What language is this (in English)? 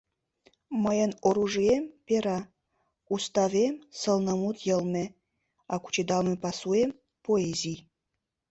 Mari